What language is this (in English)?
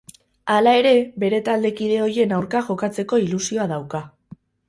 Basque